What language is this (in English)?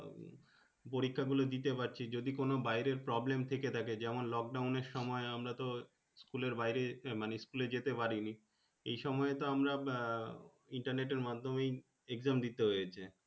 Bangla